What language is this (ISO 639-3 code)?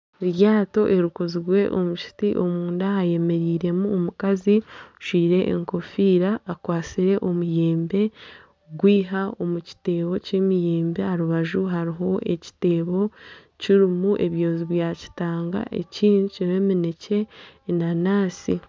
nyn